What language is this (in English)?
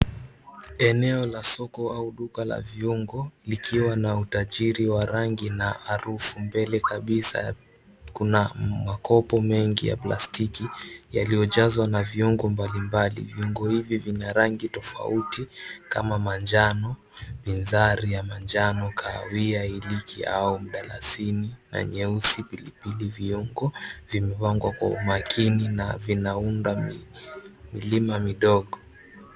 Swahili